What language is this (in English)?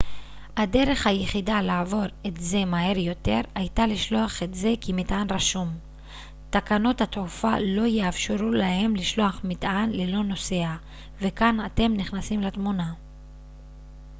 Hebrew